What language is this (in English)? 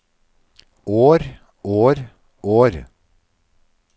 Norwegian